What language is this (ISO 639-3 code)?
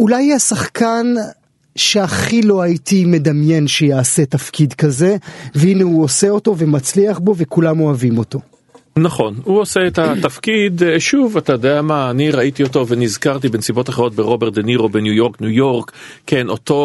heb